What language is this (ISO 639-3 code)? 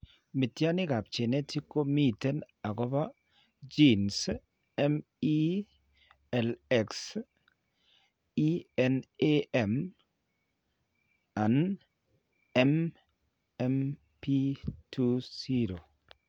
kln